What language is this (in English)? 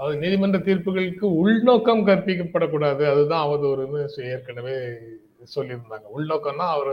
Tamil